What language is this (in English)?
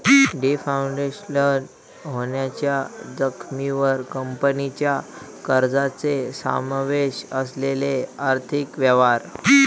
Marathi